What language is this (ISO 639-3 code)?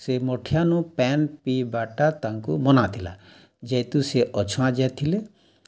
ori